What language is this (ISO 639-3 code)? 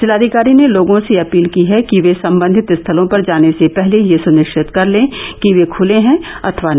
hin